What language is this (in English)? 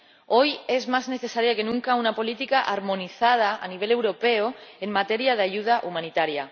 Spanish